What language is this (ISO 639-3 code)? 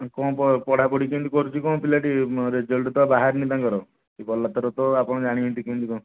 ori